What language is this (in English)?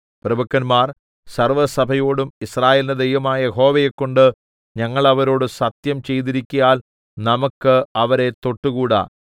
Malayalam